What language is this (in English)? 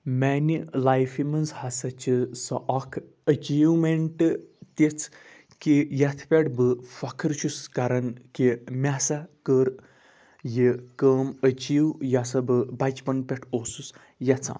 Kashmiri